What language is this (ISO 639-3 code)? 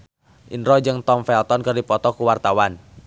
sun